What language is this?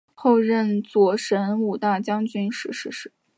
Chinese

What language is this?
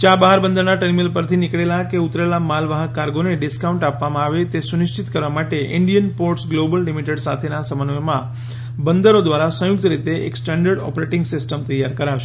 Gujarati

